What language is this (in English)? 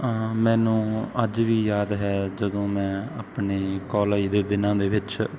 Punjabi